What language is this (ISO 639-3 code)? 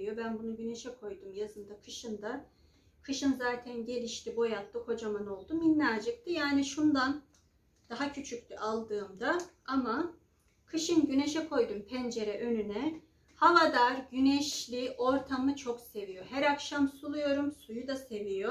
tur